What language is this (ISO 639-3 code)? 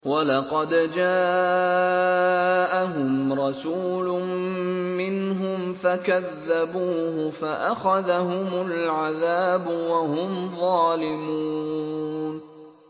ara